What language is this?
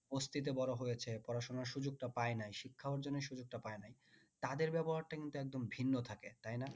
Bangla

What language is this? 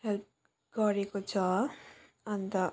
Nepali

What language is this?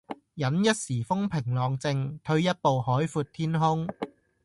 Cantonese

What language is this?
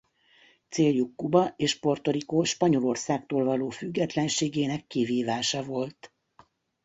Hungarian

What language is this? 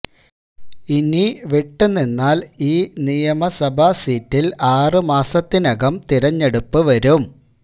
Malayalam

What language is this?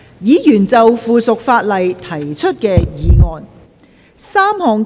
Cantonese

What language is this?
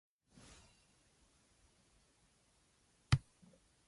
English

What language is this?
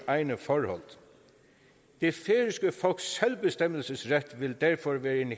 Danish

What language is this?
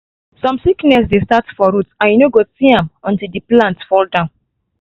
Nigerian Pidgin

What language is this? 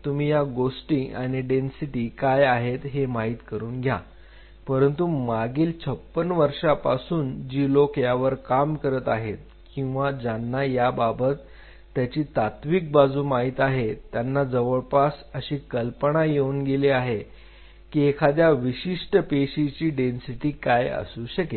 Marathi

